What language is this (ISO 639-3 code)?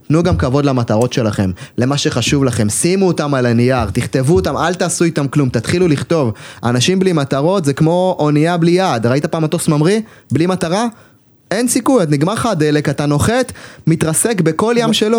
heb